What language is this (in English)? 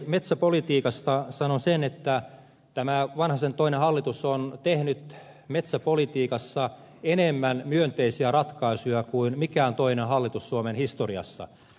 Finnish